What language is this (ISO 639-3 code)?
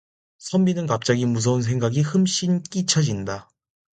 kor